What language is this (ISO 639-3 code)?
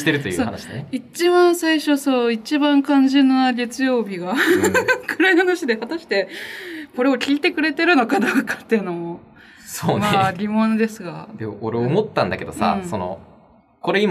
jpn